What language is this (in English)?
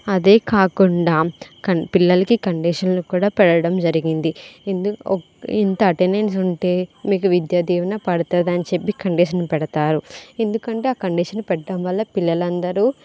Telugu